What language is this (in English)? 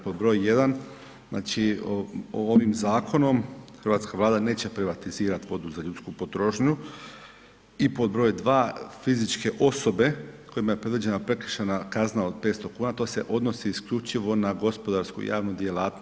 Croatian